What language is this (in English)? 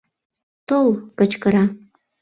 Mari